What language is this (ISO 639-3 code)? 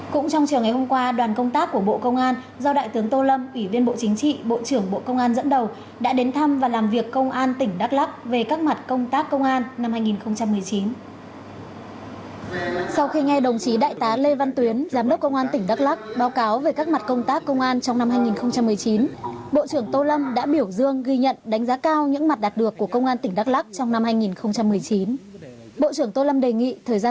vie